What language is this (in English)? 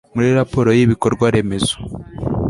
Kinyarwanda